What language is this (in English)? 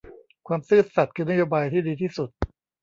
Thai